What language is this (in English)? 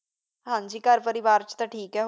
Punjabi